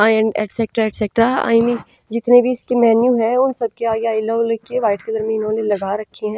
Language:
Hindi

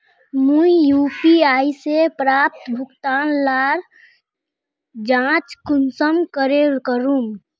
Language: Magahi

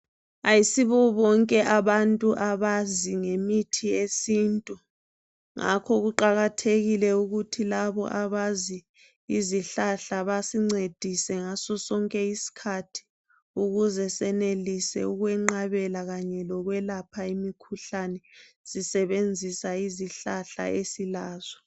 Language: North Ndebele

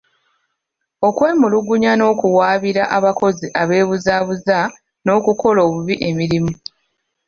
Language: Ganda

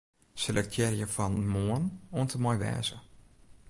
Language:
Western Frisian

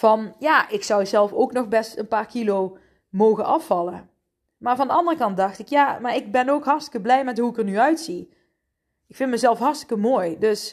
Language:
Dutch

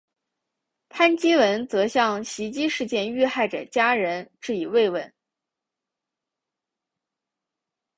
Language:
Chinese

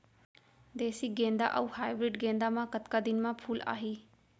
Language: Chhattisgarhi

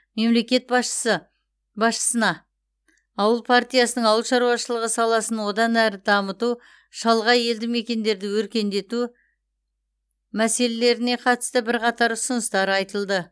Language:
Kazakh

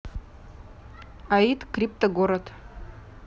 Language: Russian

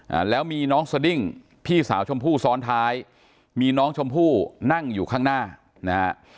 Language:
Thai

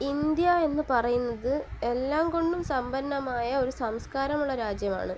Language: Malayalam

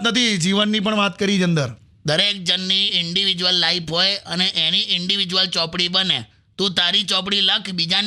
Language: Hindi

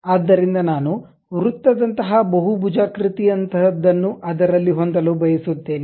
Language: Kannada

